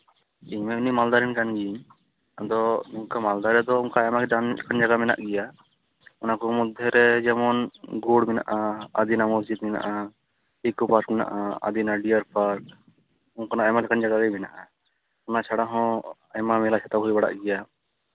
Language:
Santali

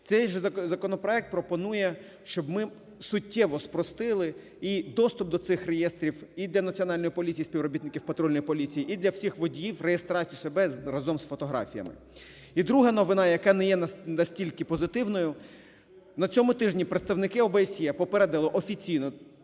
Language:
Ukrainian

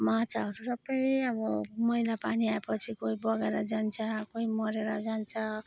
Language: Nepali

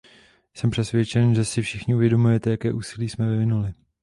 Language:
Czech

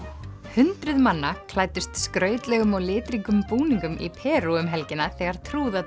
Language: Icelandic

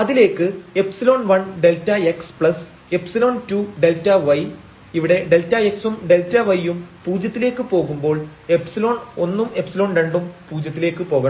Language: Malayalam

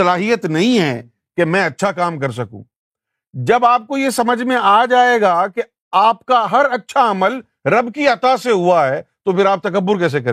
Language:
Urdu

